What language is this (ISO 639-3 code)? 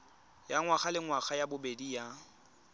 tsn